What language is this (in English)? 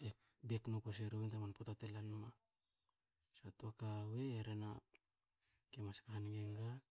Hakö